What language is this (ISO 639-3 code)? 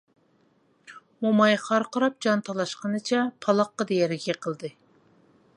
uig